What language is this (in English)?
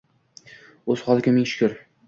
Uzbek